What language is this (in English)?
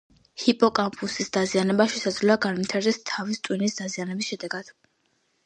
Georgian